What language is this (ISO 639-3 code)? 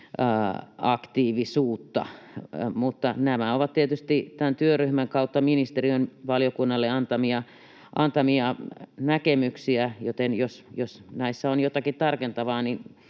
fin